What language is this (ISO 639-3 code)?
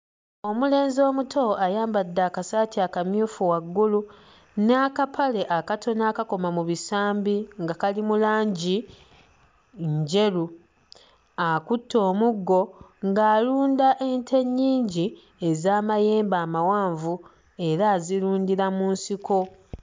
lug